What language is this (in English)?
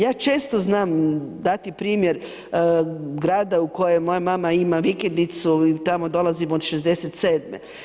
Croatian